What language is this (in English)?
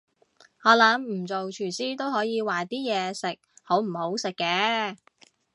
Cantonese